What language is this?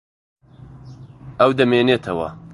Central Kurdish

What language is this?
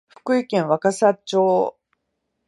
Japanese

